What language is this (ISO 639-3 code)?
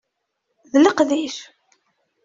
kab